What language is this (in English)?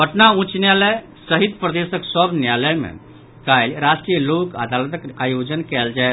Maithili